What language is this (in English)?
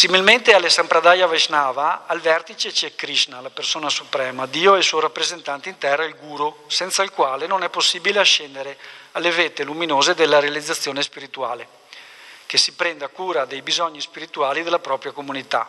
Italian